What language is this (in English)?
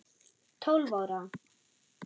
Icelandic